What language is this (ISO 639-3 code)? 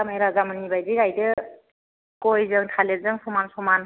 brx